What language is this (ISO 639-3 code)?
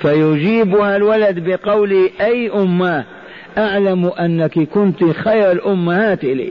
ara